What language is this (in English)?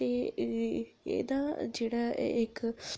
Dogri